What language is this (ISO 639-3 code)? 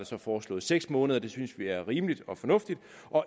dan